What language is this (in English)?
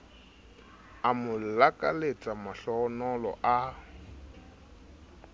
Southern Sotho